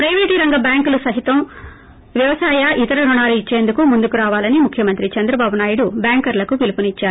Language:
Telugu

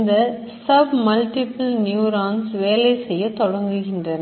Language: Tamil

